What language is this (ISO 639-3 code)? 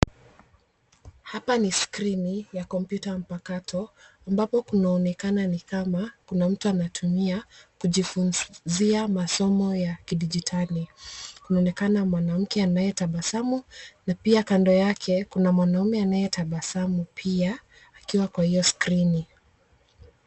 swa